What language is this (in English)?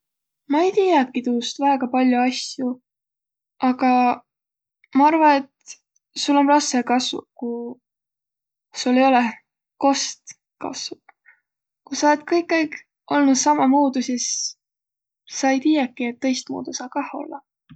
Võro